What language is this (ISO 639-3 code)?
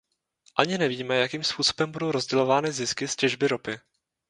ces